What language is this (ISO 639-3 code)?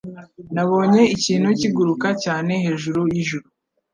kin